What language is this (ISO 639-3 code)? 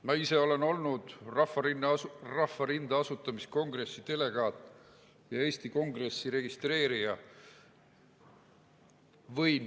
est